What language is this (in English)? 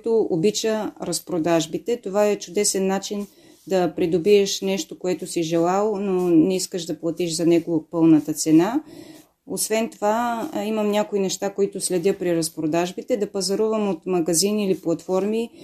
Bulgarian